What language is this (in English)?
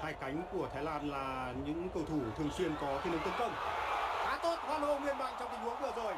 Vietnamese